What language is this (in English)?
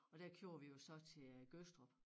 Danish